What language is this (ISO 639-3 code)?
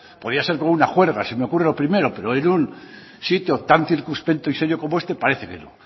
spa